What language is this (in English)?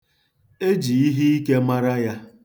Igbo